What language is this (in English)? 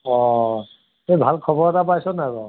Assamese